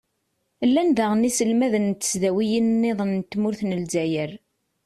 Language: Kabyle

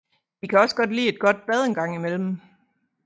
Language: Danish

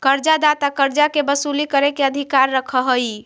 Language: Magahi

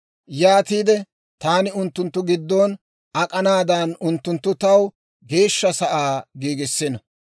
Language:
Dawro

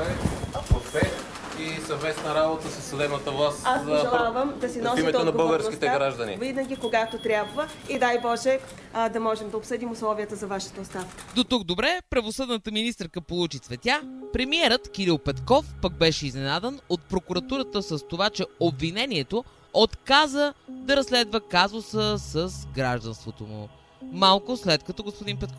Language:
Bulgarian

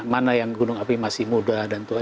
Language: Indonesian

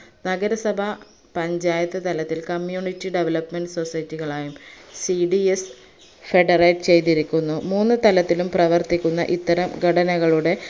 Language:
Malayalam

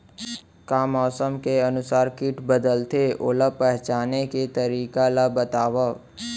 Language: Chhattisgarhi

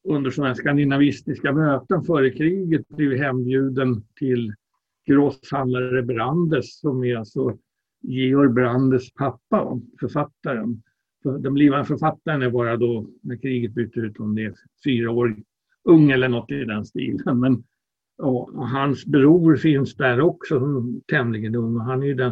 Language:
Swedish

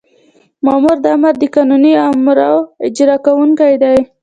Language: Pashto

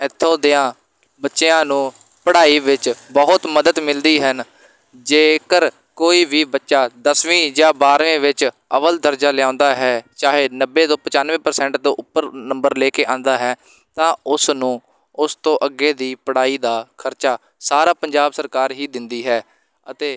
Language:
Punjabi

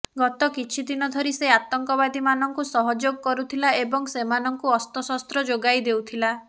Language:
Odia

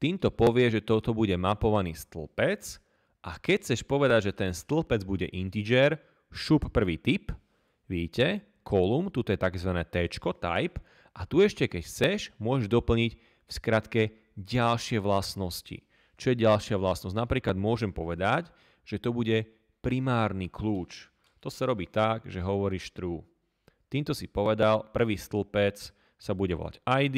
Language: Slovak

